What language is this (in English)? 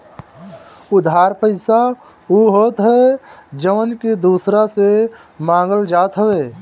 Bhojpuri